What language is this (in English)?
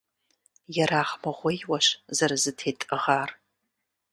Kabardian